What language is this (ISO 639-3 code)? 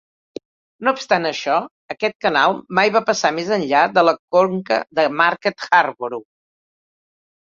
cat